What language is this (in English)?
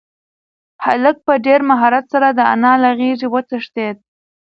Pashto